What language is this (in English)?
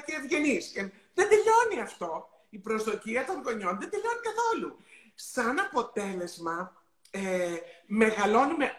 Greek